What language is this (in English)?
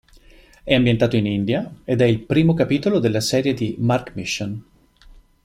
Italian